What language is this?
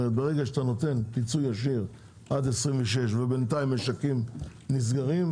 Hebrew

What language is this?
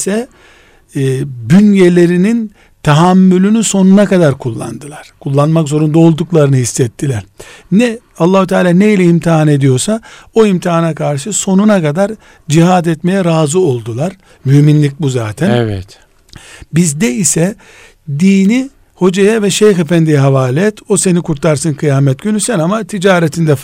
Turkish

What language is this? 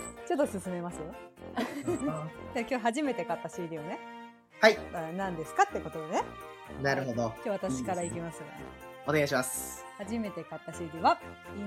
Japanese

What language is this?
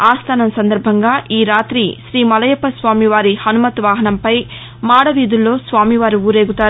Telugu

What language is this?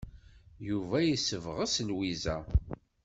Kabyle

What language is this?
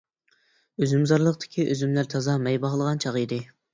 Uyghur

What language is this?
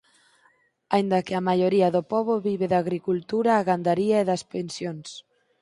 Galician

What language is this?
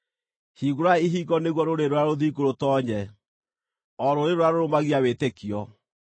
Kikuyu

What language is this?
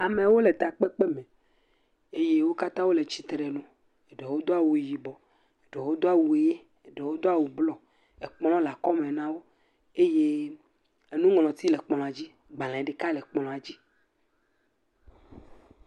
Ewe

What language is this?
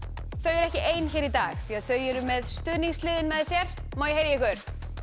Icelandic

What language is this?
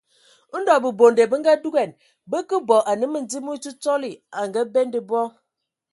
Ewondo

